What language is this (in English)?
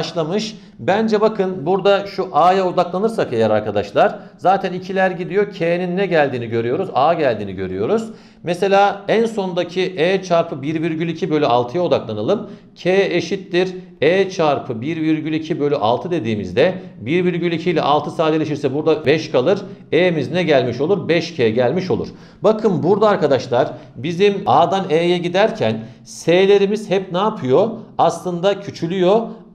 Turkish